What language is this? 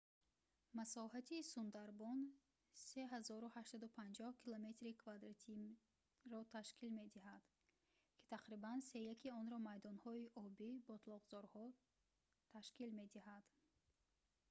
Tajik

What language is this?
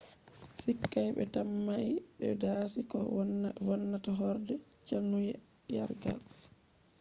Fula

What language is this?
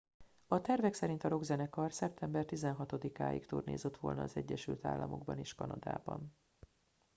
Hungarian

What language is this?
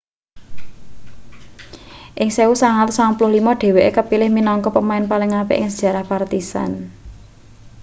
Javanese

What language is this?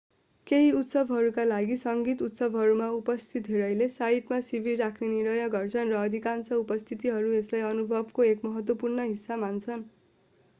Nepali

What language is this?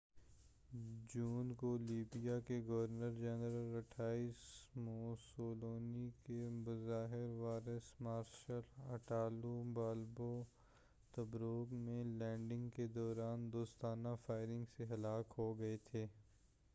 Urdu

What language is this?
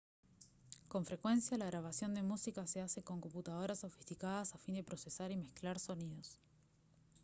Spanish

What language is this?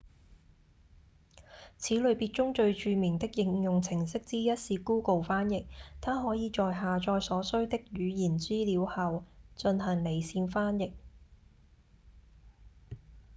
Cantonese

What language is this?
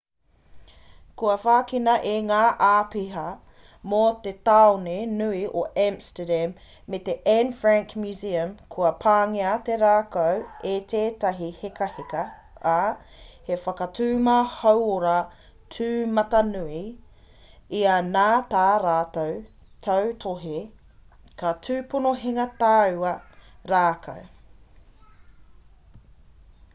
Māori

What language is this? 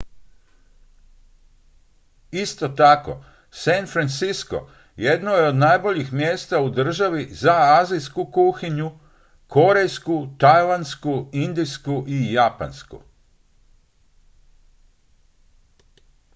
Croatian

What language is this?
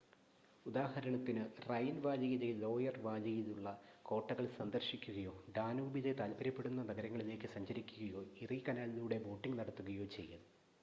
Malayalam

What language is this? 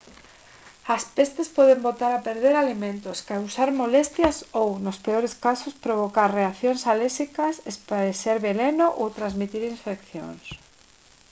Galician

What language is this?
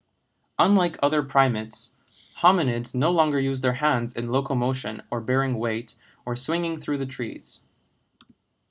English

